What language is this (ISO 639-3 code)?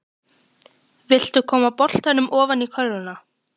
isl